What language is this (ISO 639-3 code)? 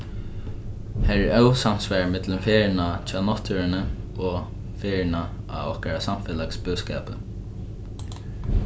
fao